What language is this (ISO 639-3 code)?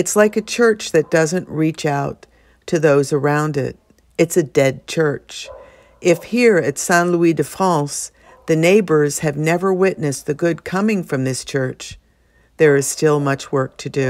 eng